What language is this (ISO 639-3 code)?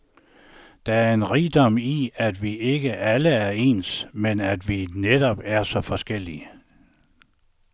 dan